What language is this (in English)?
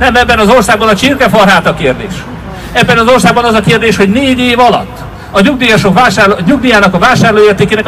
Hungarian